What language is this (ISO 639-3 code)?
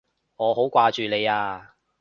yue